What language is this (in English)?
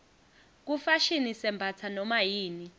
Swati